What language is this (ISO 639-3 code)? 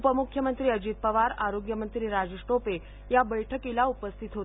mar